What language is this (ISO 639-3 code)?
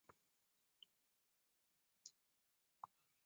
dav